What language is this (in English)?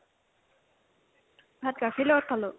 Assamese